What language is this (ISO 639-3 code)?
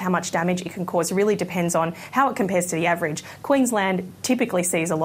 ell